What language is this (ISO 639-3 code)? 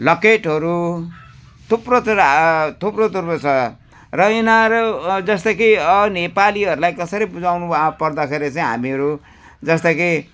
nep